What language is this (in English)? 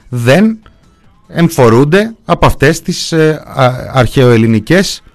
Greek